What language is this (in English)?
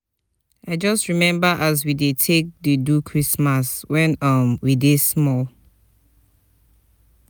Nigerian Pidgin